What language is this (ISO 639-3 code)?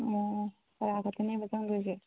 mni